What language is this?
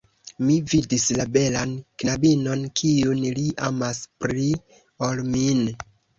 Esperanto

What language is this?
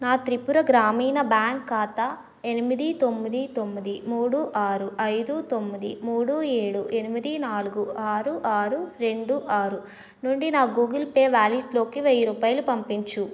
Telugu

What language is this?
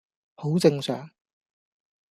Cantonese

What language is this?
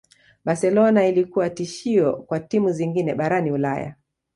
Swahili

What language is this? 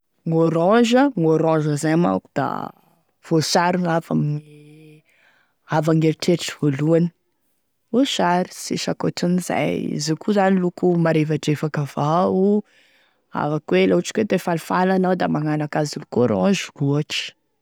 Tesaka Malagasy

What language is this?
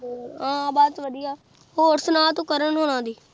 Punjabi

